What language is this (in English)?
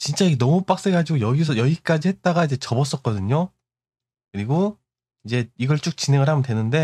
Korean